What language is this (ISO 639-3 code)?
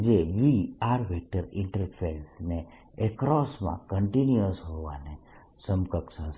guj